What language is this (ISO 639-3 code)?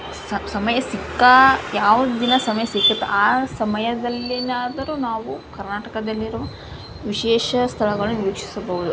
kan